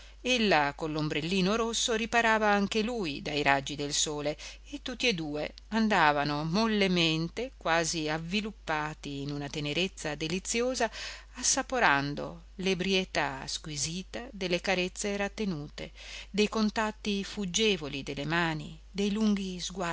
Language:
Italian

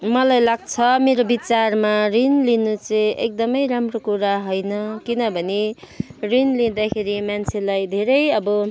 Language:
Nepali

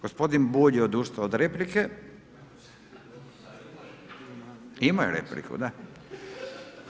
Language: Croatian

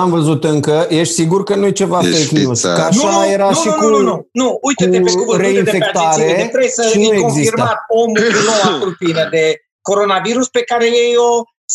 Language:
Romanian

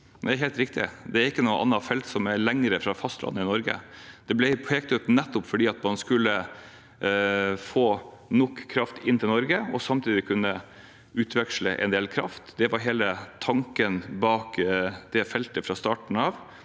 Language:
Norwegian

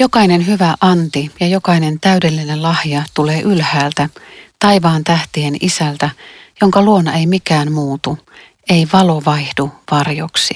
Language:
Finnish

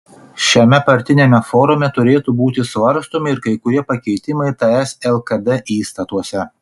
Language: Lithuanian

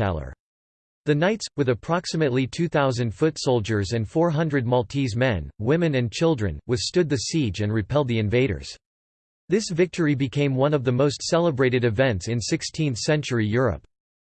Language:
English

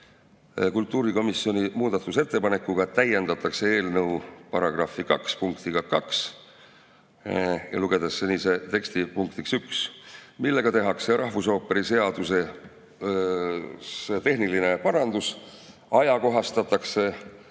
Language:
Estonian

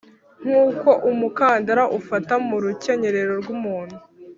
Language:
Kinyarwanda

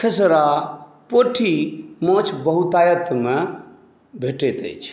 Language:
Maithili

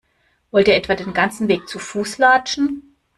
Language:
German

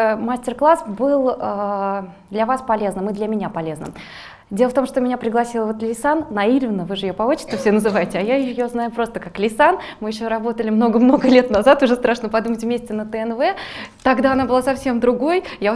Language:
Russian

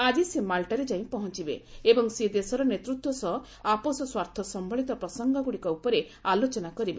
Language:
Odia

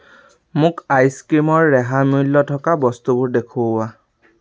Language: Assamese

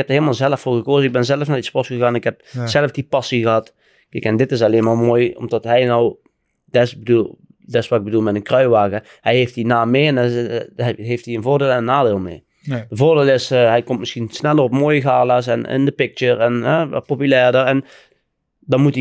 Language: Dutch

